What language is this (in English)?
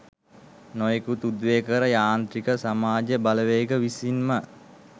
Sinhala